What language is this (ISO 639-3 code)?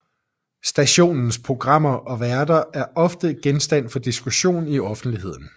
dan